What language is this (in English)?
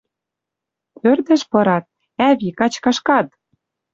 Western Mari